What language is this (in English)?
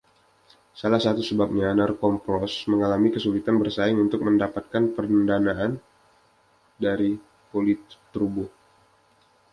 Indonesian